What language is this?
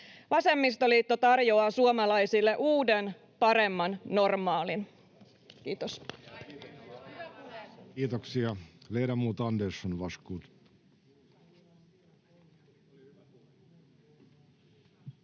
Finnish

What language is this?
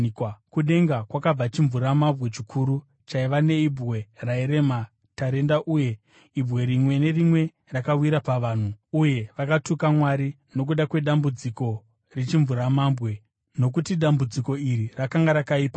Shona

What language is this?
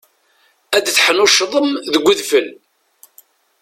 Kabyle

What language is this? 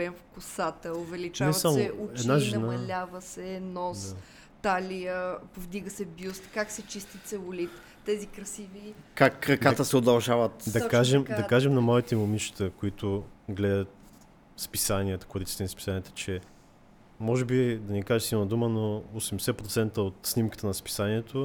Bulgarian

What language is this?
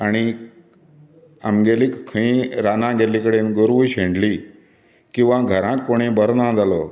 Konkani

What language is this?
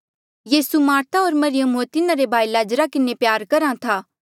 Mandeali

